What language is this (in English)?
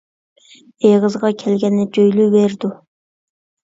Uyghur